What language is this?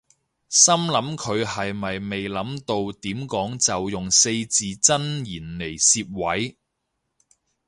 Cantonese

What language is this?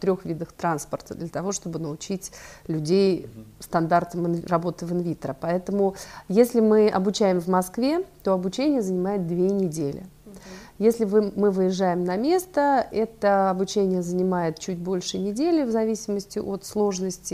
Russian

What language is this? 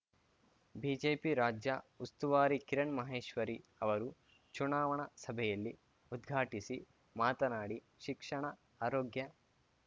Kannada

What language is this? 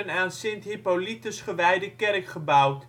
Dutch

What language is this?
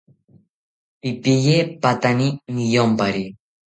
South Ucayali Ashéninka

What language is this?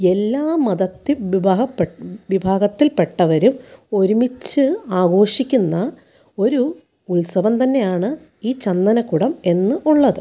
Malayalam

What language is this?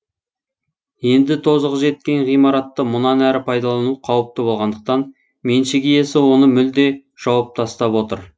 Kazakh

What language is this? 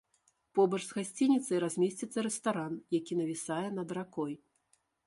Belarusian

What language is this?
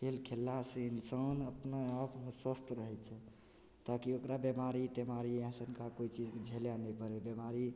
Maithili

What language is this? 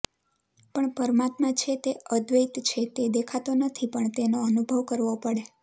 Gujarati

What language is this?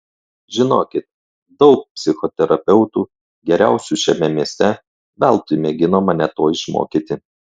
Lithuanian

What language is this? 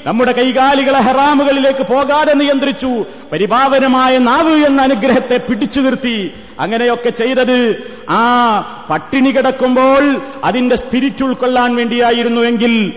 Malayalam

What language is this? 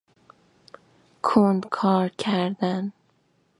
Persian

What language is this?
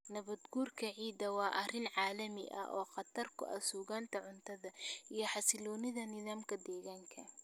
Somali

